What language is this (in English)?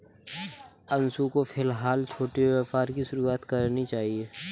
Hindi